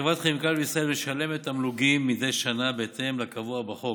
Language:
Hebrew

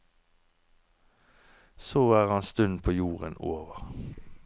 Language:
Norwegian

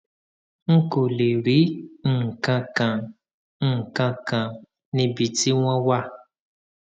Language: Yoruba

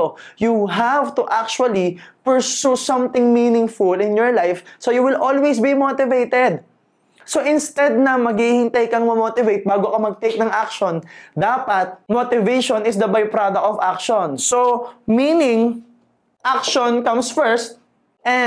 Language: Filipino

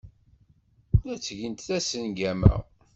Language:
Kabyle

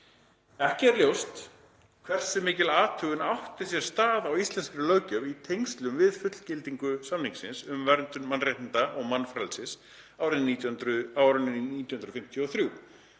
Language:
Icelandic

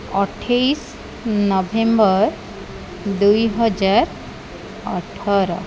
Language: Odia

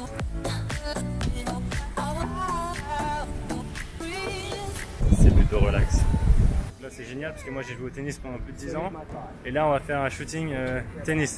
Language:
French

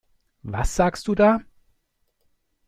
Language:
German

